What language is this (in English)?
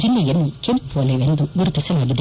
Kannada